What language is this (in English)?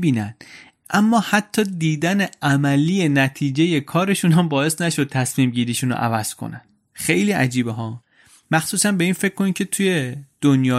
Persian